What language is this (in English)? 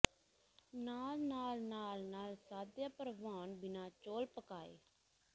Punjabi